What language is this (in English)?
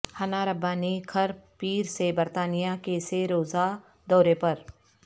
Urdu